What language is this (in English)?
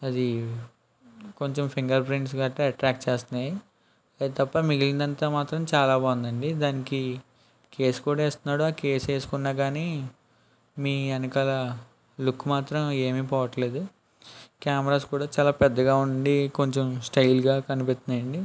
Telugu